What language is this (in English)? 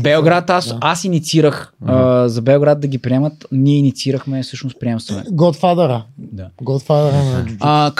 Bulgarian